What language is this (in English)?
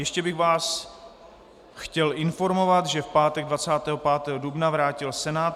Czech